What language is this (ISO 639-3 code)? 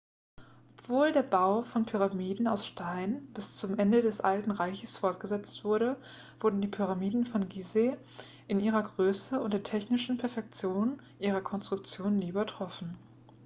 deu